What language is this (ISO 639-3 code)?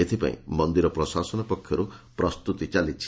ori